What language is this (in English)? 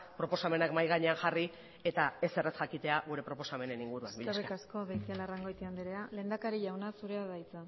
Basque